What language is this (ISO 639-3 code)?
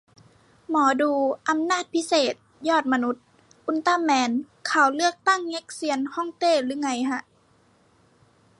tha